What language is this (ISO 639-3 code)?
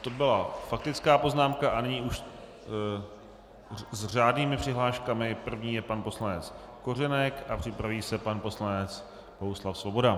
ces